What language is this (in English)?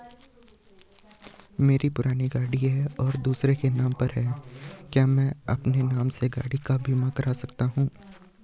Hindi